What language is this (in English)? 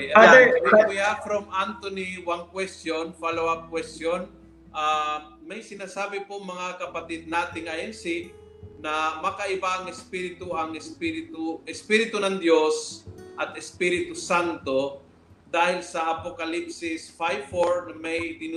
Filipino